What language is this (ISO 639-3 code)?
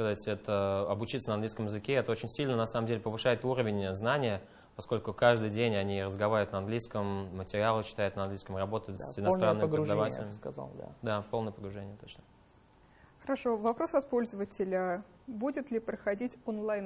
rus